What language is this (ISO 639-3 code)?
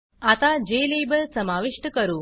mar